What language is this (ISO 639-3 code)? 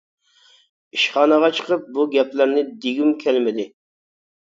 uig